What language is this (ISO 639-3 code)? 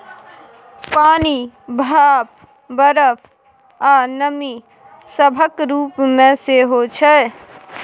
mai